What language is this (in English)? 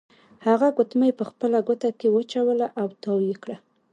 Pashto